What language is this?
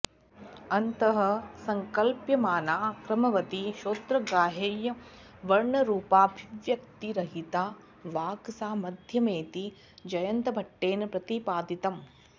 Sanskrit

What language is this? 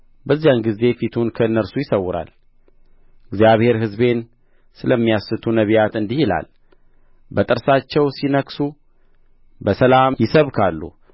Amharic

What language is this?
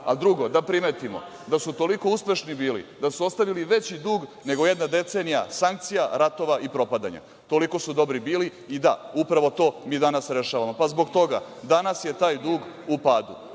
Serbian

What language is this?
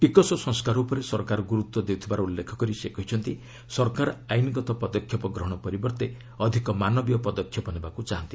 Odia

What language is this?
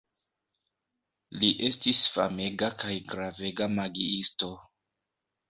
Esperanto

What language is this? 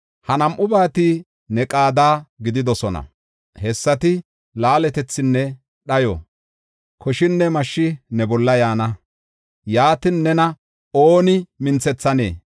Gofa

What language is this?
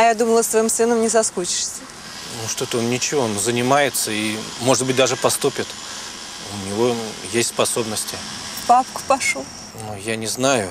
Russian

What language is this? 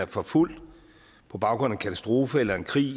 Danish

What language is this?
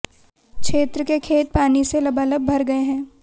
Hindi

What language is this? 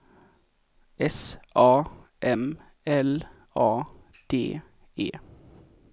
Swedish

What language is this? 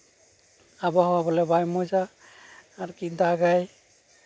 Santali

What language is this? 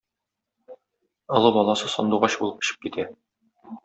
Tatar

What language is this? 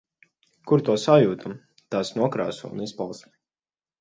Latvian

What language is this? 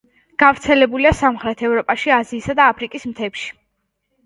Georgian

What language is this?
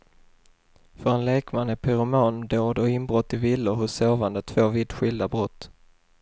Swedish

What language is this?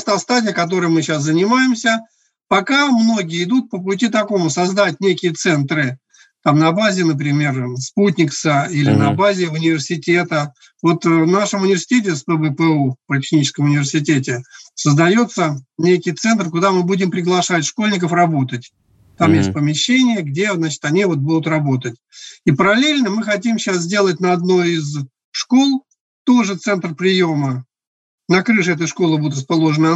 Russian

